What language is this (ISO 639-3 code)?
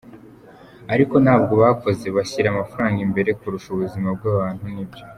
kin